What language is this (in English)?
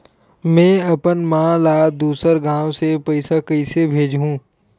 Chhattisgarhi